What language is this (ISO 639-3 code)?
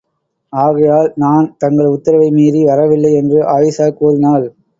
tam